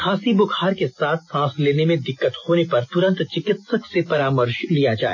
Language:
Hindi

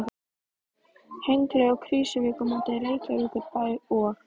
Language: Icelandic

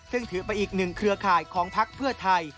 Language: Thai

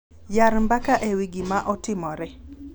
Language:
Luo (Kenya and Tanzania)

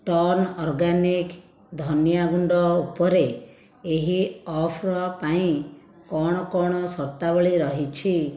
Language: Odia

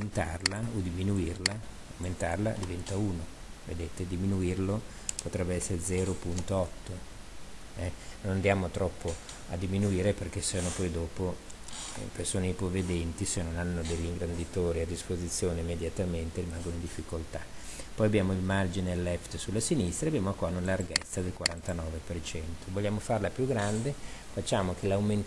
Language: Italian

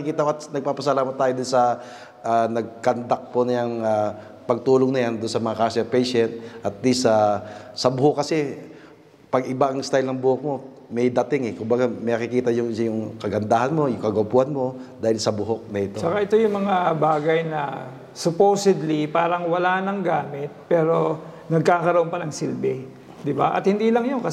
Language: Filipino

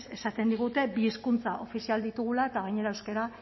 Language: Basque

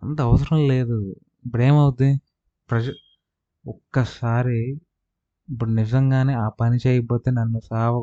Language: Telugu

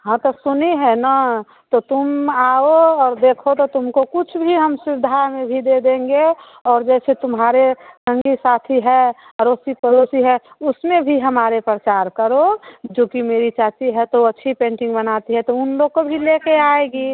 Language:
Hindi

